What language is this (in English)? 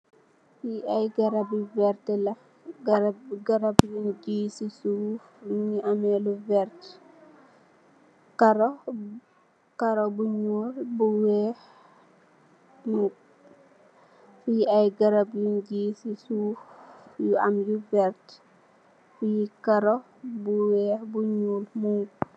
Wolof